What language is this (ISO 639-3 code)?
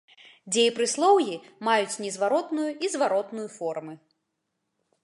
bel